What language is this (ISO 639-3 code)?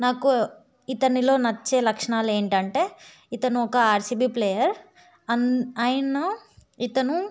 tel